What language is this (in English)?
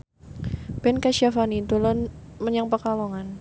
Javanese